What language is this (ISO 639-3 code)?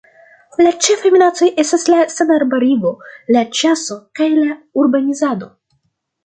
epo